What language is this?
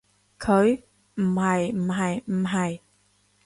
Cantonese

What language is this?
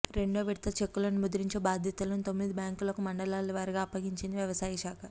Telugu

